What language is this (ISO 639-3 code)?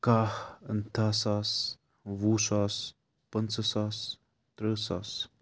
kas